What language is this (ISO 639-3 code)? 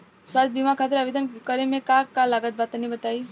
bho